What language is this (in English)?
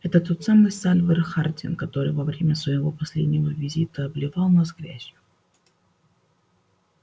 Russian